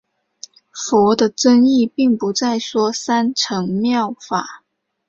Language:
Chinese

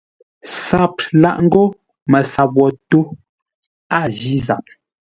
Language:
Ngombale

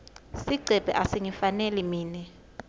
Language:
Swati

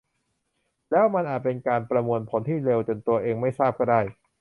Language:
Thai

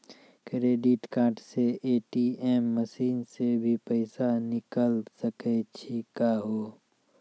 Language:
Maithili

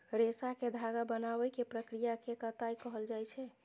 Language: Maithili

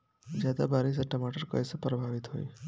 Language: Bhojpuri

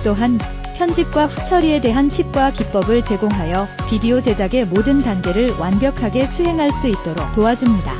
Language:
Korean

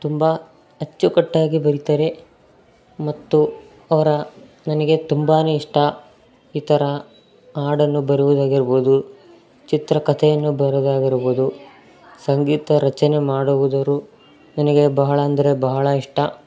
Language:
Kannada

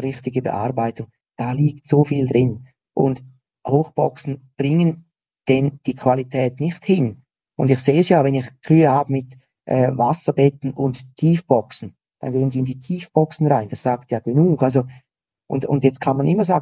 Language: German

